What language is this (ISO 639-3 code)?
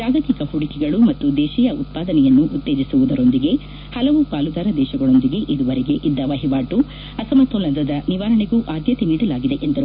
kan